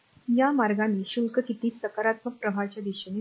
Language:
Marathi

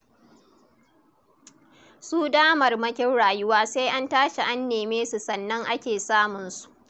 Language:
Hausa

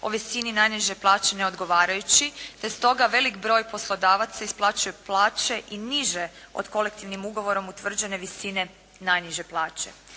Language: Croatian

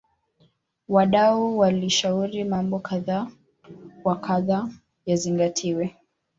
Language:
Swahili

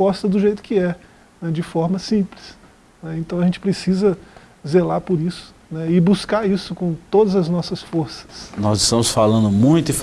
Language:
Portuguese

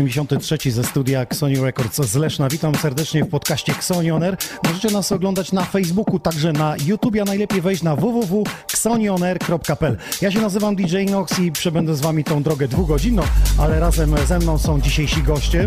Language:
Polish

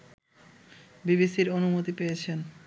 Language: Bangla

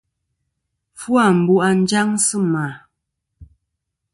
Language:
Kom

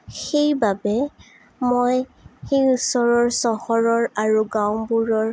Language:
Assamese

